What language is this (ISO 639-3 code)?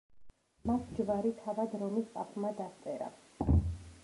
kat